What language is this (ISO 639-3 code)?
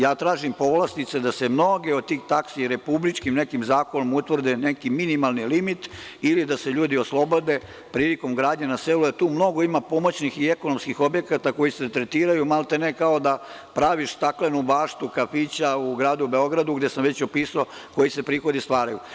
srp